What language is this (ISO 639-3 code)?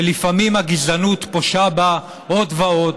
heb